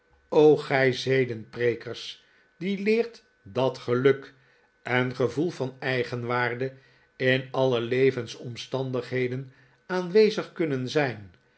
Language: Dutch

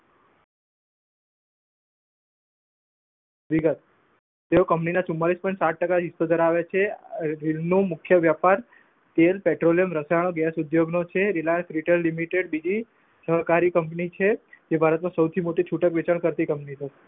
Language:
Gujarati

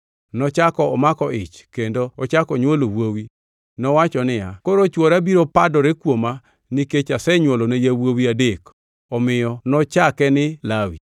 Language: Luo (Kenya and Tanzania)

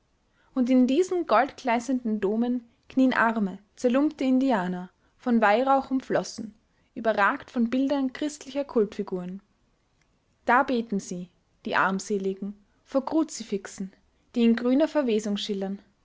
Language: German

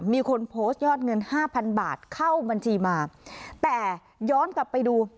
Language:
Thai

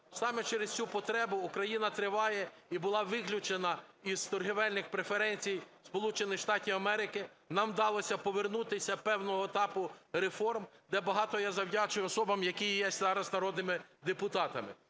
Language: Ukrainian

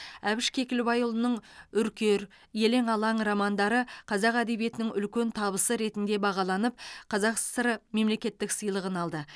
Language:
Kazakh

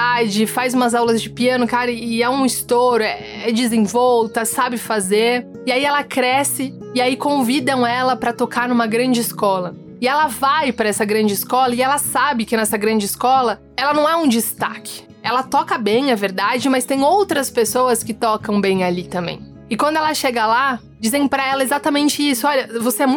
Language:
Portuguese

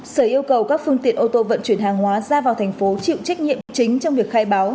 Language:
Vietnamese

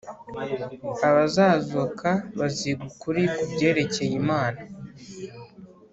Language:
Kinyarwanda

